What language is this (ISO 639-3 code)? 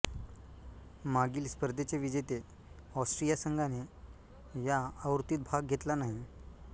mar